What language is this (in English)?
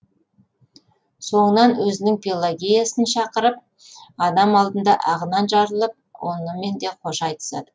Kazakh